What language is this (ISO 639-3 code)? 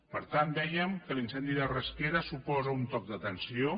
cat